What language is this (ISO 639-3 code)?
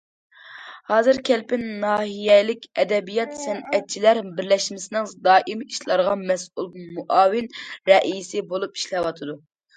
uig